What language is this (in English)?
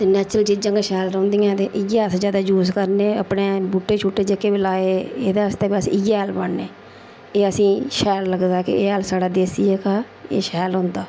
Dogri